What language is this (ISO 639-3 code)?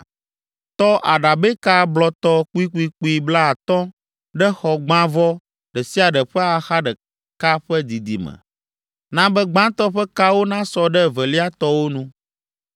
ewe